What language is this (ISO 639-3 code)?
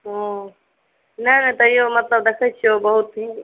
mai